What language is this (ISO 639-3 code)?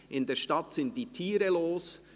gsw